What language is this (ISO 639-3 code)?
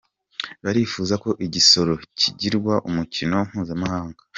kin